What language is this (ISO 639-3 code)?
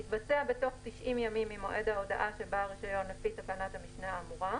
heb